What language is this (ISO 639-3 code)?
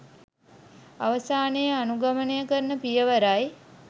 sin